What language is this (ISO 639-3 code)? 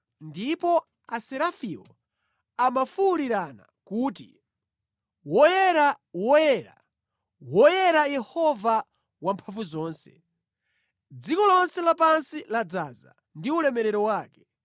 nya